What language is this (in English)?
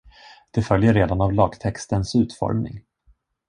Swedish